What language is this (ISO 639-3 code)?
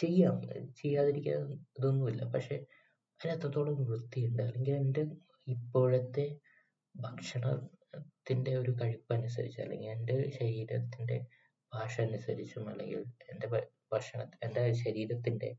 mal